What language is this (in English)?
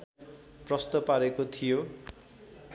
Nepali